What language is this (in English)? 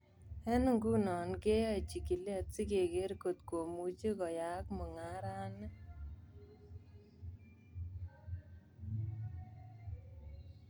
Kalenjin